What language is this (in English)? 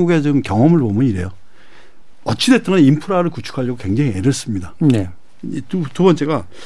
Korean